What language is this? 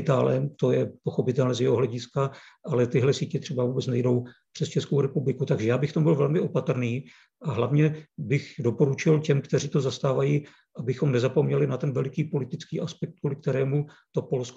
Czech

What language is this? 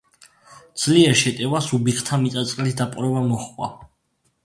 Georgian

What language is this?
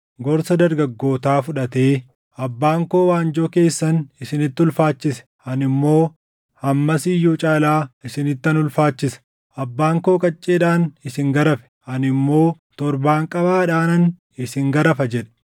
Oromo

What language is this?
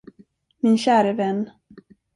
Swedish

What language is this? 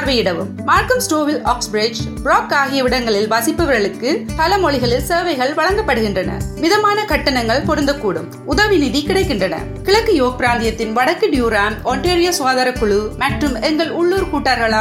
Urdu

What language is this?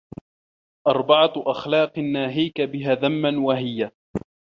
Arabic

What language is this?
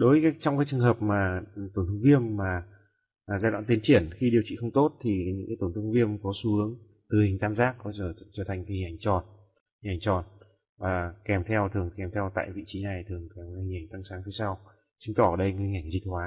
Vietnamese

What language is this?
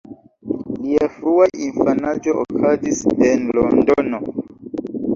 Esperanto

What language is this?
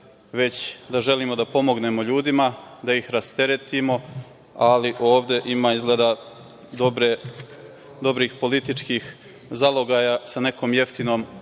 Serbian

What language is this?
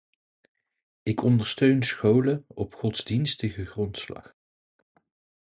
Dutch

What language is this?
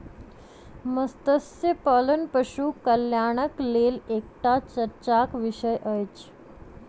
Maithili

